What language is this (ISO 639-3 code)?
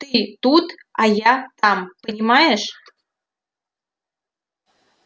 rus